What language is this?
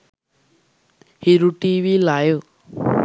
Sinhala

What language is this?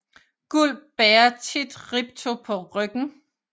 Danish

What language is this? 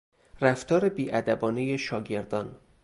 Persian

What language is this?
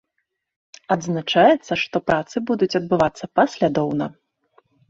Belarusian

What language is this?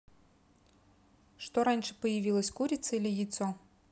Russian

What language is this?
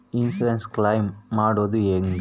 Kannada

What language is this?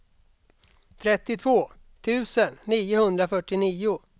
Swedish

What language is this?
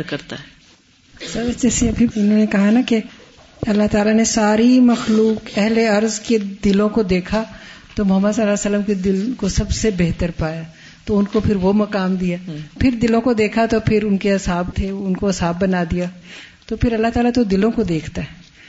Urdu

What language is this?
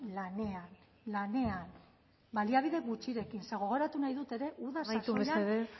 Basque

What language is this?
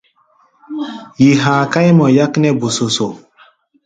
Gbaya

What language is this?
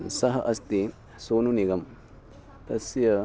Sanskrit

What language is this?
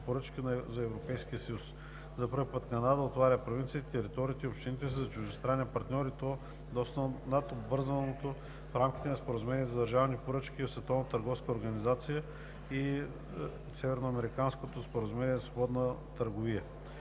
Bulgarian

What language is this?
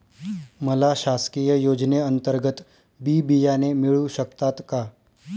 Marathi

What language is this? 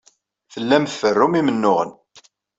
Kabyle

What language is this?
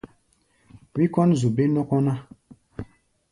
Gbaya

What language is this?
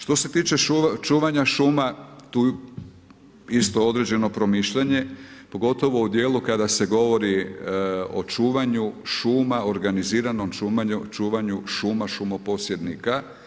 Croatian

